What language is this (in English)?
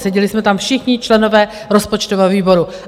Czech